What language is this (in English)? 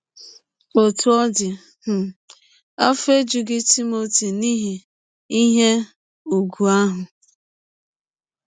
Igbo